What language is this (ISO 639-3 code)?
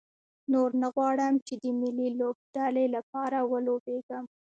pus